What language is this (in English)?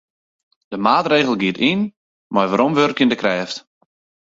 Western Frisian